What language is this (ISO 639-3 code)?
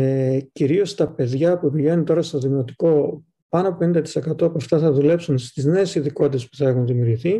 ell